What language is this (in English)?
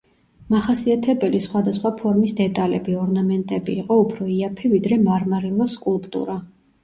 Georgian